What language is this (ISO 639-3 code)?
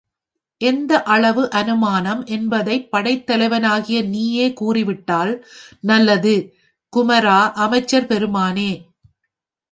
tam